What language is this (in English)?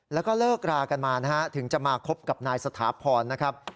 Thai